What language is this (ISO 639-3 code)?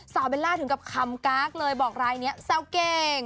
tha